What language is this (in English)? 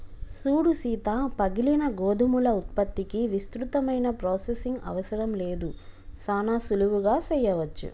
Telugu